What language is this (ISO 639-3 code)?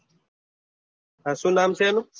guj